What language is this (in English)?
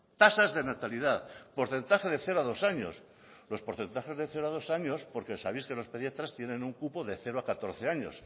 Spanish